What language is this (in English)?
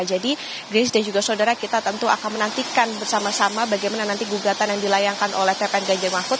Indonesian